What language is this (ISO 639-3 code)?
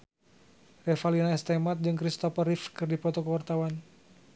sun